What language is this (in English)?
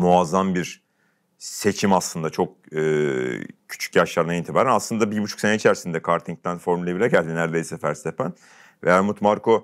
Turkish